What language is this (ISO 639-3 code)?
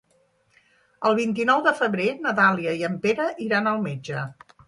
cat